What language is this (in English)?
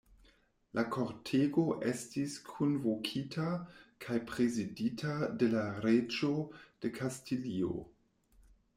Esperanto